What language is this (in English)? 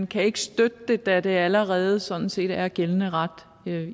Danish